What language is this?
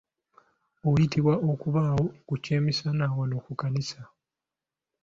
Ganda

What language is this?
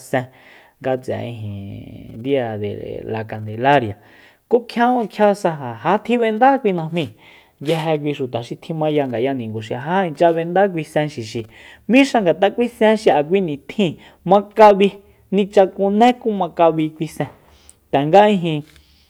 Soyaltepec Mazatec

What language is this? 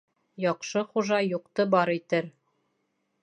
Bashkir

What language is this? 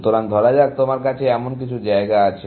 Bangla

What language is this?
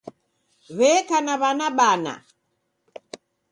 Taita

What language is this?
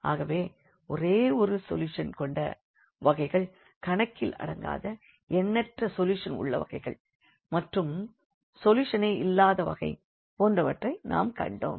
Tamil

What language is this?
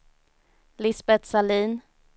Swedish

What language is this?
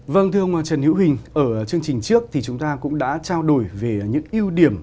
Vietnamese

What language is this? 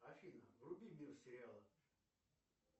Russian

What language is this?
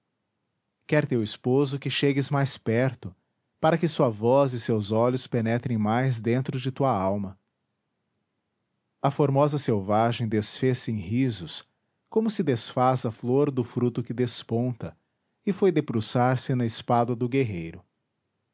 Portuguese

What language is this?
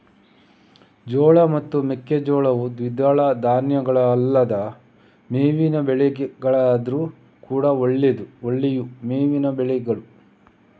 Kannada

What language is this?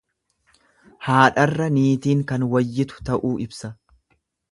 Oromo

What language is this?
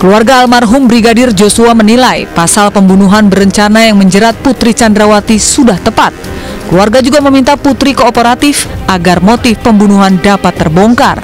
Indonesian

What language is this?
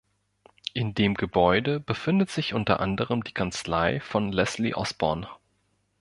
German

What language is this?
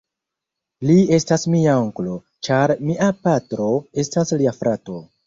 Esperanto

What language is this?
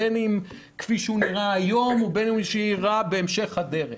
Hebrew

